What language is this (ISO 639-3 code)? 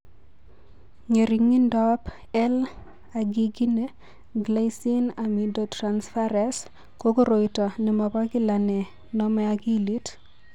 kln